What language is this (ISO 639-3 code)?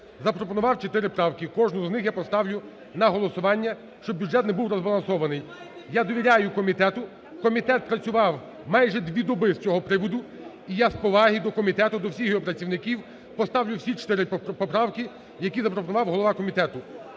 ukr